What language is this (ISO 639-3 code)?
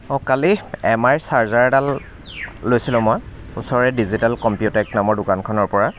asm